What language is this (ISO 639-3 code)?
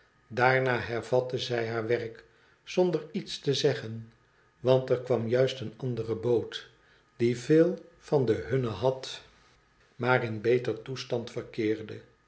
nld